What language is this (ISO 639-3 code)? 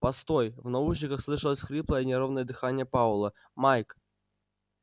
rus